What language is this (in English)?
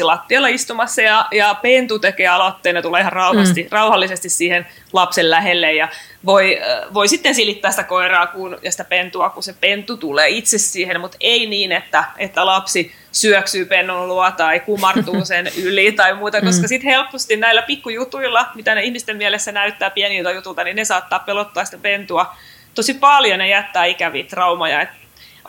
Finnish